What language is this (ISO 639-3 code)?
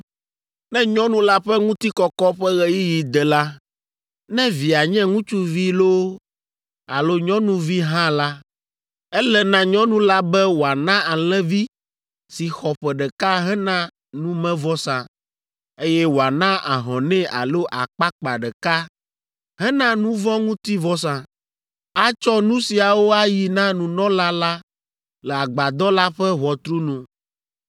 ewe